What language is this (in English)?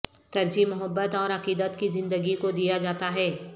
Urdu